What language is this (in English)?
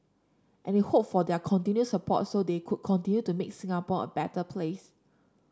English